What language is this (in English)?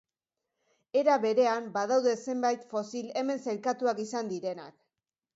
Basque